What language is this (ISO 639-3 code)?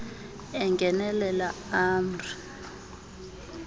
xho